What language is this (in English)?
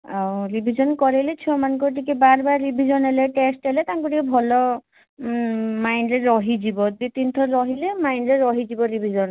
Odia